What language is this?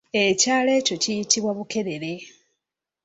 Ganda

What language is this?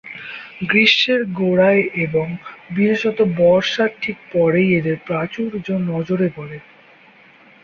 Bangla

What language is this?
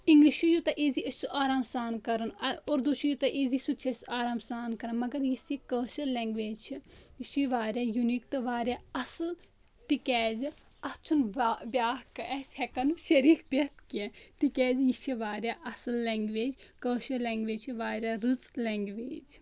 Kashmiri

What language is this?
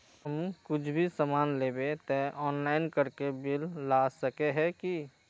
Magahi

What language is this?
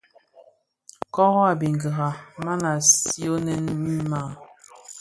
Bafia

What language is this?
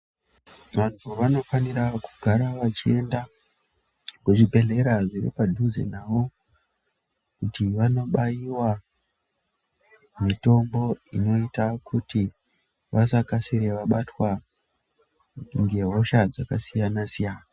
Ndau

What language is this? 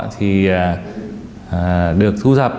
Vietnamese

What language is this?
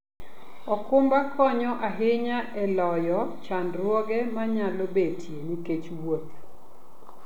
Luo (Kenya and Tanzania)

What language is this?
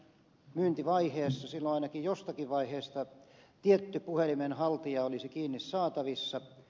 Finnish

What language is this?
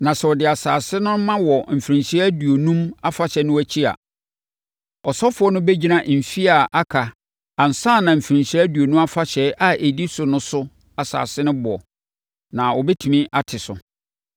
Akan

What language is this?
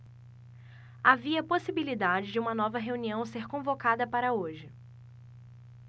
Portuguese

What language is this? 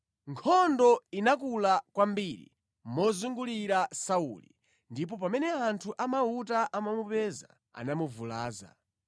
Nyanja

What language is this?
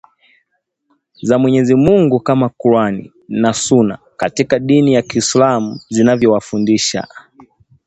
Swahili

